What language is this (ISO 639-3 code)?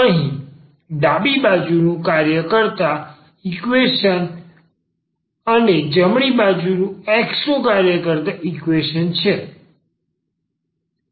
guj